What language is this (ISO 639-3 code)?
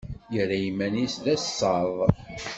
kab